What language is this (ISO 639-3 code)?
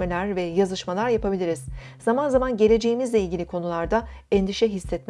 tur